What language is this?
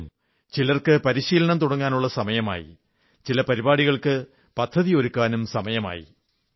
Malayalam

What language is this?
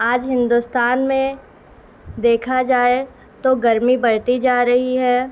Urdu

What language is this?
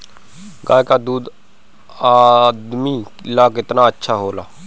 Bhojpuri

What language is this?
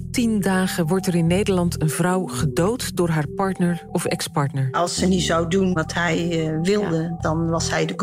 Dutch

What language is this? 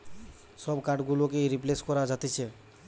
Bangla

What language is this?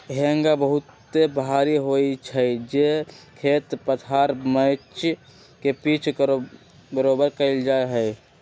Magahi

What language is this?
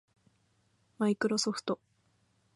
Japanese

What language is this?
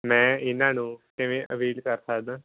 Punjabi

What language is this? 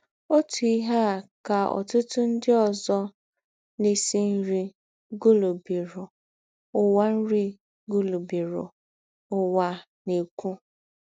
Igbo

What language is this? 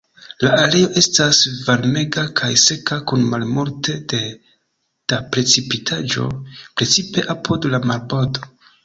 Esperanto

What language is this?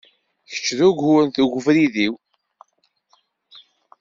Kabyle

